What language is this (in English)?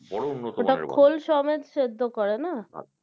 Bangla